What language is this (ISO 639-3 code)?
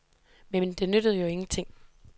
dan